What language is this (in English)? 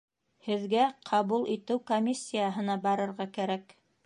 Bashkir